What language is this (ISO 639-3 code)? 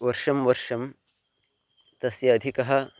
san